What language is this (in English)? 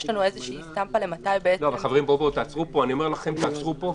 Hebrew